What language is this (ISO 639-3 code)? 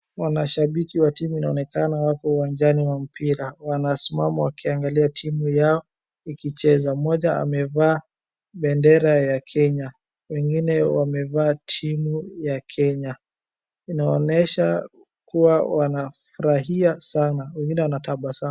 swa